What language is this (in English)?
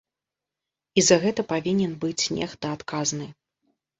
Belarusian